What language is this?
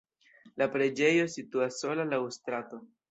Esperanto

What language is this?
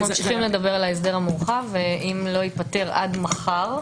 Hebrew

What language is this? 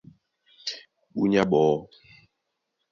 Duala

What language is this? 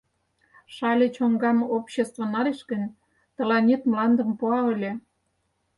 Mari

